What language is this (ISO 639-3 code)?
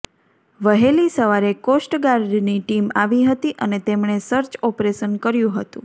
guj